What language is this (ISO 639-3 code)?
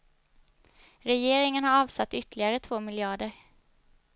swe